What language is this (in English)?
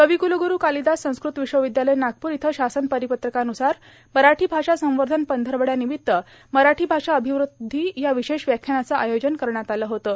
Marathi